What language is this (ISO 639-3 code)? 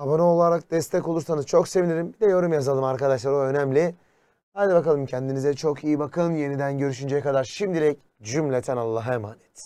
tur